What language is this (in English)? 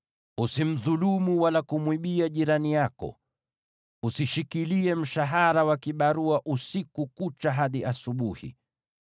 Swahili